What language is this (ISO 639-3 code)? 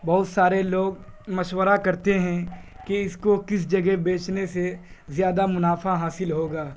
urd